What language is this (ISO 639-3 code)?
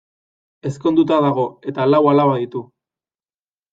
eus